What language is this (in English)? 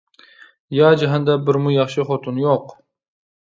Uyghur